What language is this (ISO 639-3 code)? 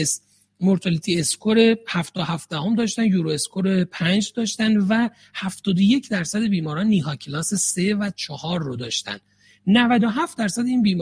fas